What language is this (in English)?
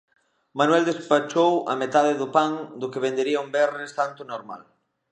Galician